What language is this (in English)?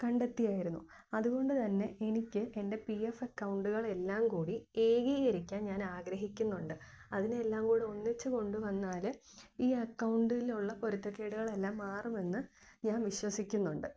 Malayalam